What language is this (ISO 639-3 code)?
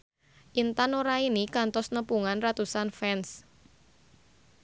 sun